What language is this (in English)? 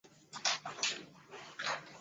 Chinese